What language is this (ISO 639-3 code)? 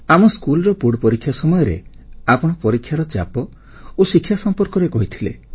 ori